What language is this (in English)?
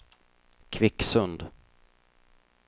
Swedish